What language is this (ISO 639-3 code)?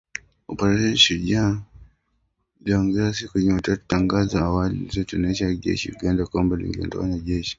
swa